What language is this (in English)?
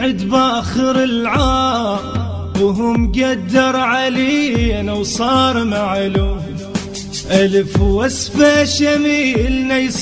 Arabic